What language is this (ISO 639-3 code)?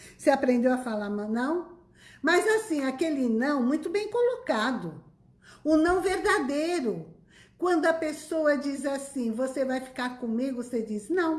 por